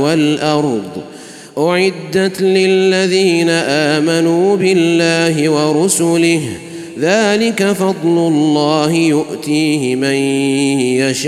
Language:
Arabic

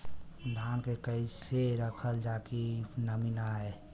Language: Bhojpuri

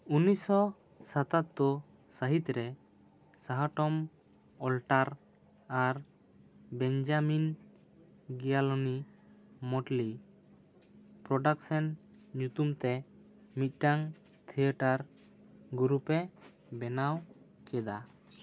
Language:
Santali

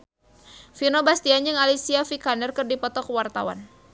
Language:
Sundanese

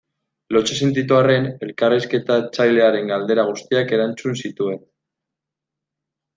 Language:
Basque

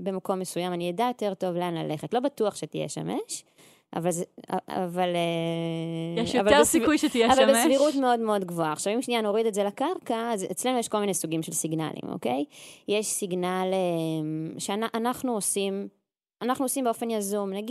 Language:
Hebrew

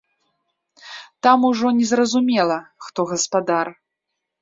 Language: Belarusian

